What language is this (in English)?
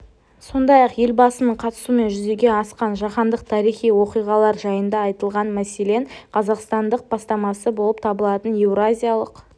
Kazakh